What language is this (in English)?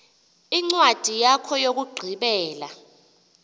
Xhosa